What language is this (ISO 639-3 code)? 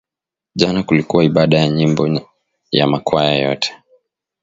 swa